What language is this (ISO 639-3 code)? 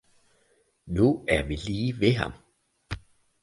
dan